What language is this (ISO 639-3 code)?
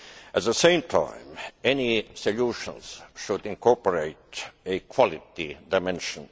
eng